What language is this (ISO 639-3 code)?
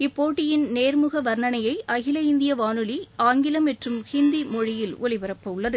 tam